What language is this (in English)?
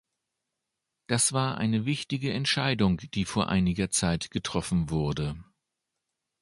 German